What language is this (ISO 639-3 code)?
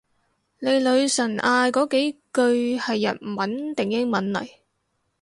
yue